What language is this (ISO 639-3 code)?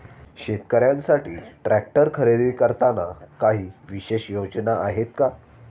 mar